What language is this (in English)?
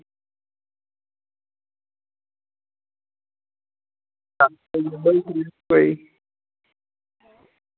Dogri